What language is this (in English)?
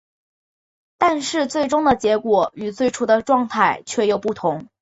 Chinese